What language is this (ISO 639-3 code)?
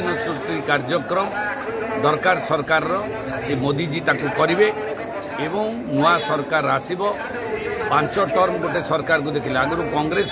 ben